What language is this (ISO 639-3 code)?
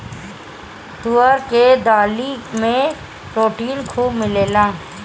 bho